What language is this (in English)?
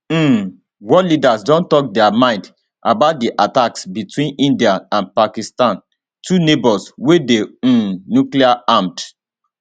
Nigerian Pidgin